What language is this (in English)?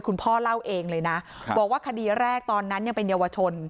Thai